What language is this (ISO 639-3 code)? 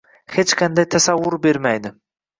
uzb